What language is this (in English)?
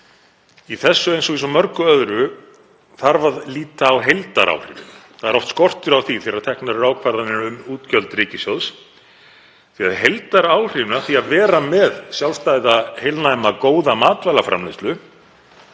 Icelandic